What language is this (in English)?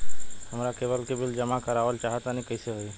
Bhojpuri